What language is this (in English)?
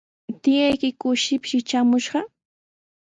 Sihuas Ancash Quechua